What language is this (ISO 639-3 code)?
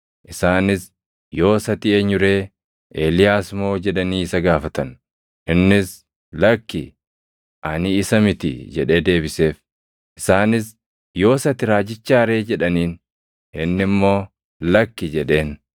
orm